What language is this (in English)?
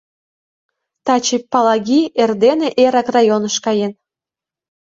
Mari